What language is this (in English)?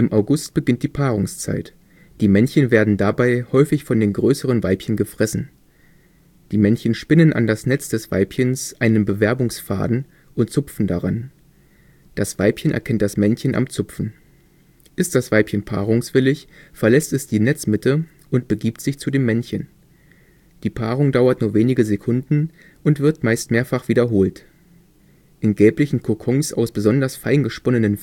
German